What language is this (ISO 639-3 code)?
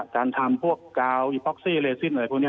tha